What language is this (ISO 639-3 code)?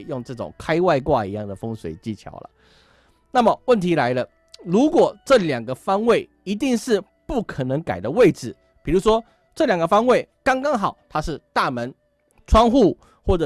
zho